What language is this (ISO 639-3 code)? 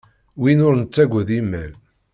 kab